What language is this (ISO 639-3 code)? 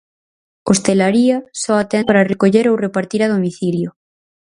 glg